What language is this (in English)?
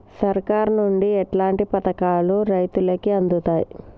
Telugu